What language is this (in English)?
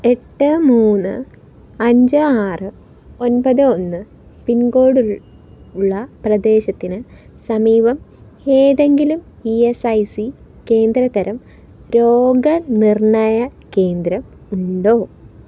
Malayalam